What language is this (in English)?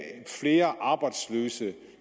Danish